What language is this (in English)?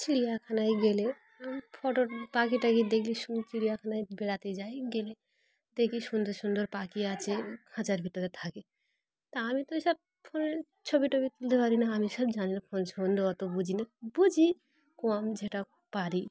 Bangla